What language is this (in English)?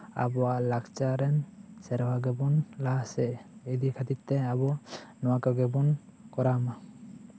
Santali